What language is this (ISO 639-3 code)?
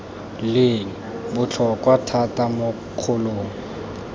tsn